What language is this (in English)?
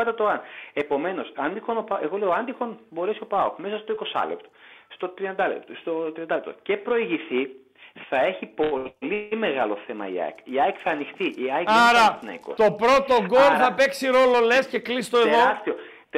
Greek